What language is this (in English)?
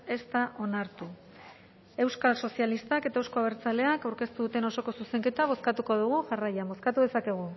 Basque